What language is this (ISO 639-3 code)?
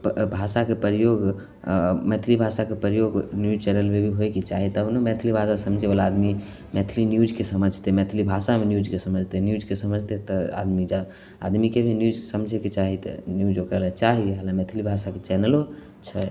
mai